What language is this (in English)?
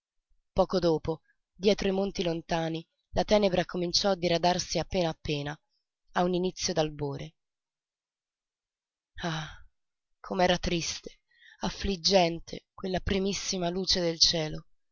Italian